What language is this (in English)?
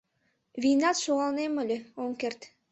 Mari